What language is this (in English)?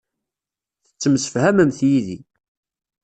Kabyle